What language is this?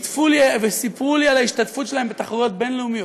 Hebrew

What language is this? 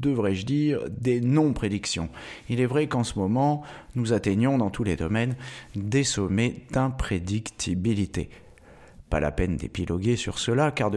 French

